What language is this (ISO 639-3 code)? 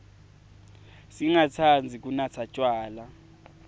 ssw